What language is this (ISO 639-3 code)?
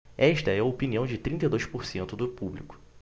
por